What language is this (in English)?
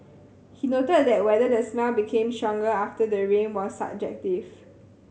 English